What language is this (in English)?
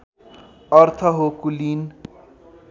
Nepali